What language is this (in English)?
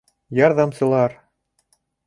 Bashkir